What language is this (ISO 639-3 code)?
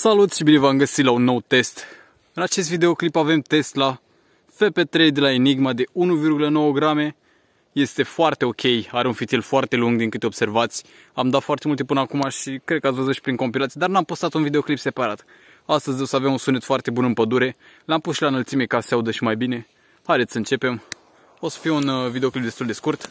ron